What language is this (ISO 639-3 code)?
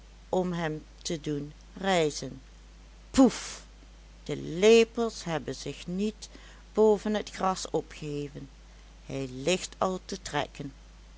nld